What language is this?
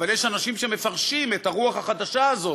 Hebrew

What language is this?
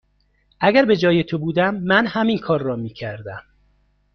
Persian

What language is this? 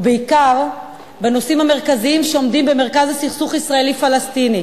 Hebrew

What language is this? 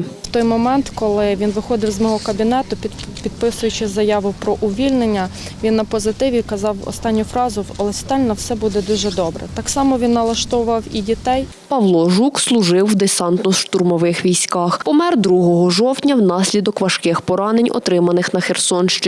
Ukrainian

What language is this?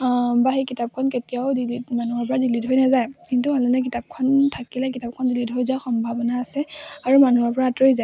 Assamese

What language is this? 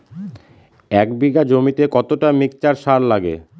Bangla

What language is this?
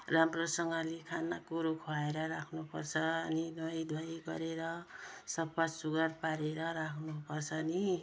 Nepali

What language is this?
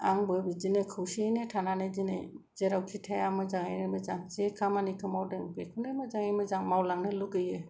Bodo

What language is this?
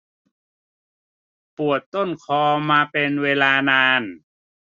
Thai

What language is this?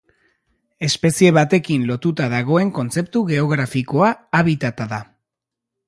Basque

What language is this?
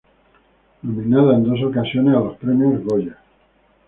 Spanish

